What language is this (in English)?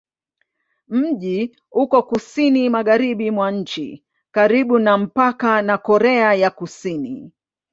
Swahili